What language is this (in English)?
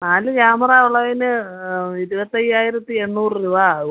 Malayalam